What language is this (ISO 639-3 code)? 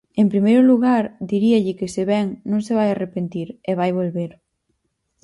glg